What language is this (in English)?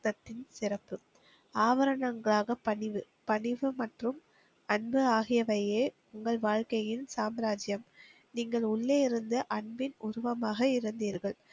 Tamil